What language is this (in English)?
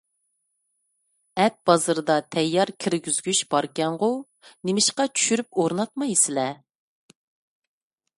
Uyghur